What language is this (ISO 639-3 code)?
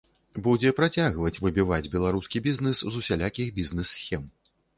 bel